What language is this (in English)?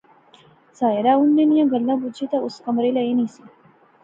Pahari-Potwari